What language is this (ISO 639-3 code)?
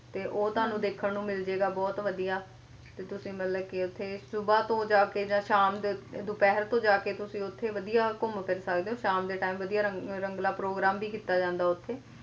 pan